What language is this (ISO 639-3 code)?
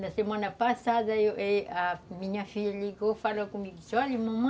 por